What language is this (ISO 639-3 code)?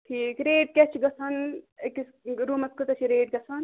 kas